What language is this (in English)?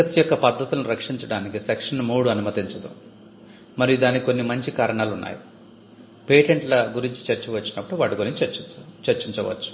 Telugu